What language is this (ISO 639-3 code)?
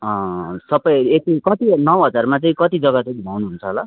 nep